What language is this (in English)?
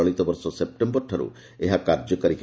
Odia